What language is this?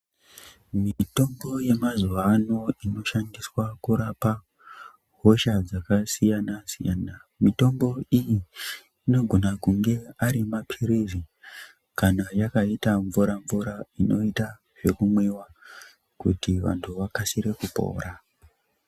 Ndau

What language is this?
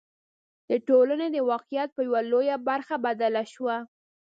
Pashto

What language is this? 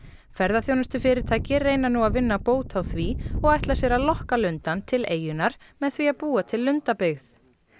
Icelandic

